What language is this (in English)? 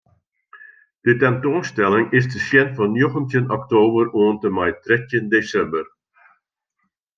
Western Frisian